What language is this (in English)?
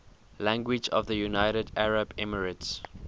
English